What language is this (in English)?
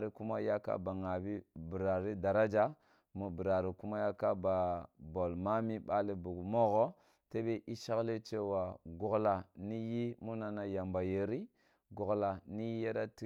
Kulung (Nigeria)